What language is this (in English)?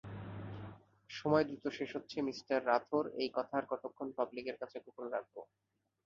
Bangla